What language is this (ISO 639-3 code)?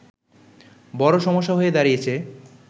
ben